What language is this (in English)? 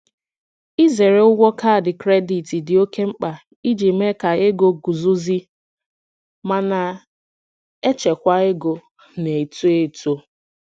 Igbo